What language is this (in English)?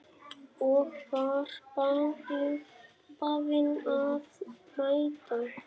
Icelandic